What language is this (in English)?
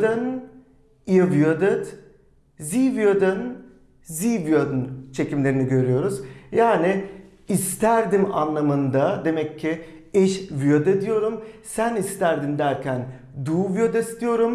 Turkish